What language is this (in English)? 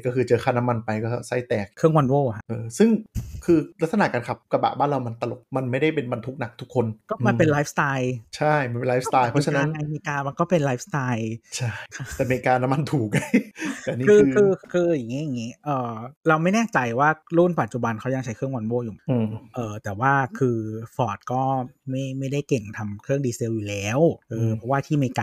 Thai